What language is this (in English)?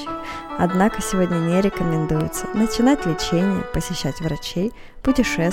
Russian